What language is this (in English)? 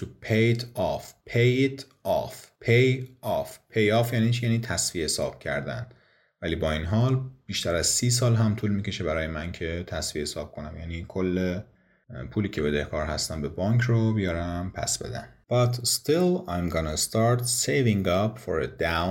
Persian